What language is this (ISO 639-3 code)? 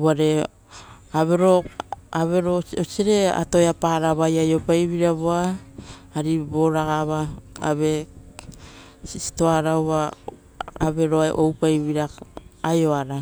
roo